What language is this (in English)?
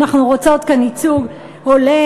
Hebrew